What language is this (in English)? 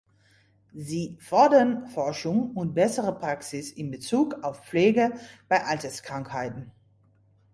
German